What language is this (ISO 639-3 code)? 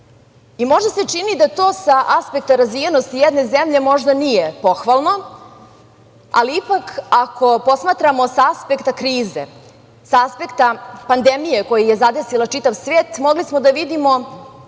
srp